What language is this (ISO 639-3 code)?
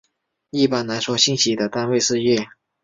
zho